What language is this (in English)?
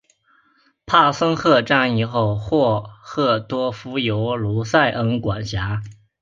Chinese